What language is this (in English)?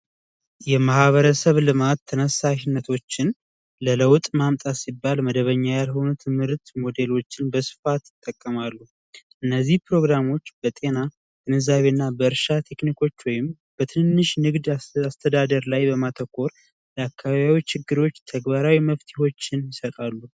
Amharic